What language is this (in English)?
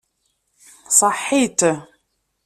Kabyle